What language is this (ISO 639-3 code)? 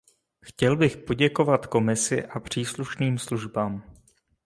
ces